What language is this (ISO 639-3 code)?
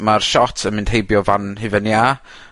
cym